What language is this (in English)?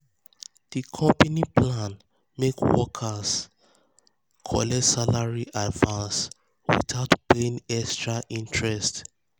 Nigerian Pidgin